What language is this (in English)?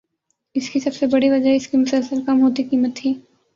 Urdu